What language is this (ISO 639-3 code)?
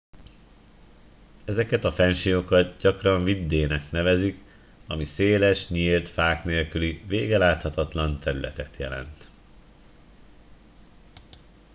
hun